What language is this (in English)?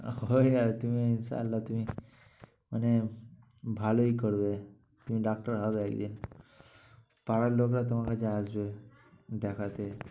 Bangla